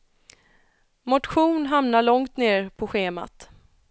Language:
Swedish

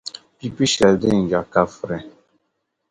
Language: Dagbani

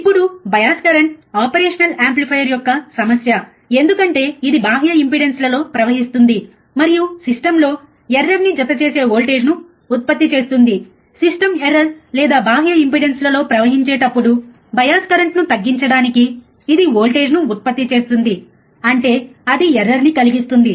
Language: Telugu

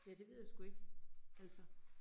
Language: Danish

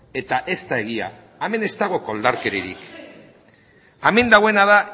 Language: Basque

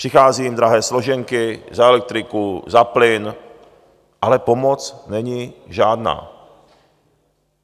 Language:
Czech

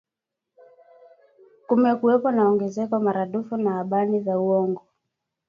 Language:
Swahili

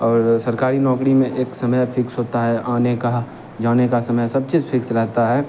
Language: Hindi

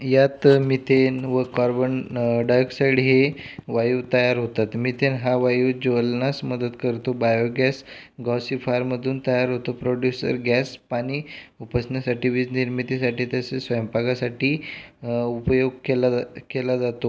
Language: Marathi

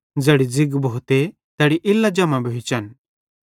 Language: Bhadrawahi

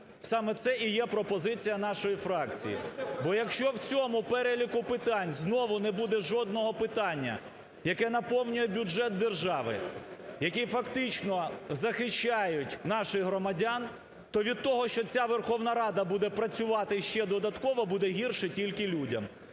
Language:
Ukrainian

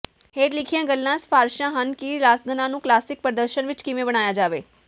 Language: Punjabi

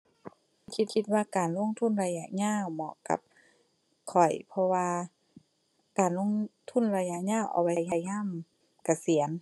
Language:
Thai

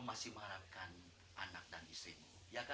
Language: Indonesian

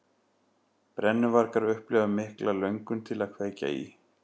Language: Icelandic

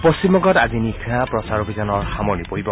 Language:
Assamese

